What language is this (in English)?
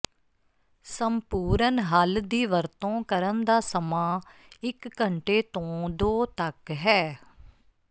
Punjabi